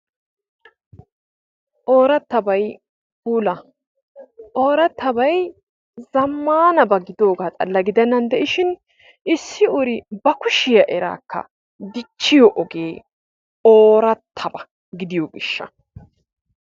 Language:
Wolaytta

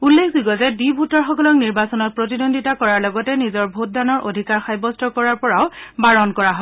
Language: Assamese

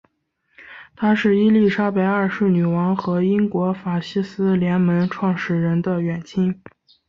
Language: Chinese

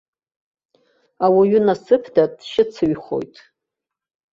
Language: Abkhazian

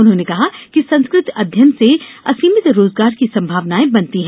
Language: Hindi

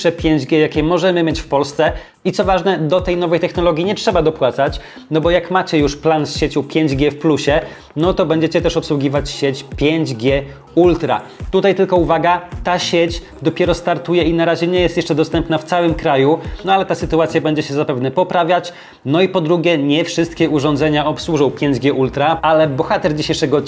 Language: Polish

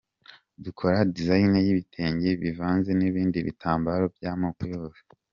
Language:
Kinyarwanda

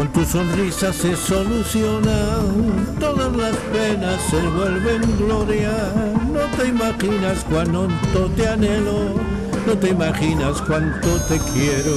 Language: Spanish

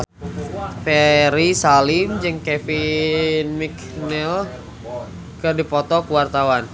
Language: Sundanese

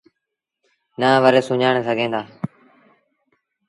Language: Sindhi Bhil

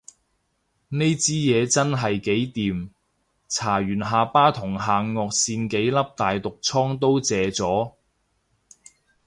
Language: Cantonese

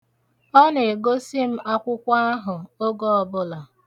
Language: Igbo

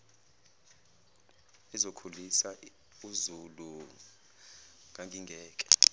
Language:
Zulu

